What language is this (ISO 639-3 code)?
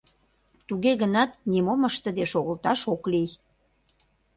chm